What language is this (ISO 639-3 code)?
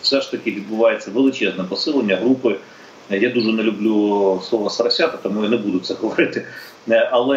ukr